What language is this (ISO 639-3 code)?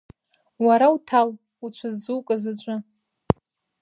abk